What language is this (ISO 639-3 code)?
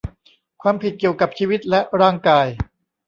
tha